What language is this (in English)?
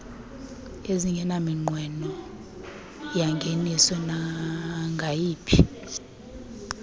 Xhosa